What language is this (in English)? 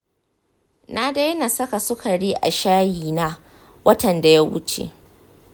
Hausa